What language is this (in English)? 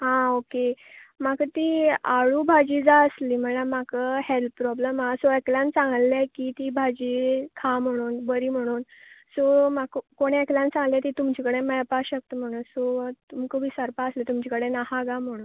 Konkani